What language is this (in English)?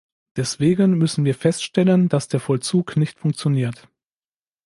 German